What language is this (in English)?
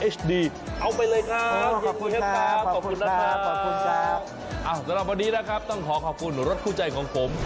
Thai